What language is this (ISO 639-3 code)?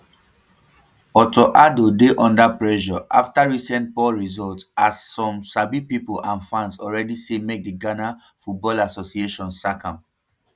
pcm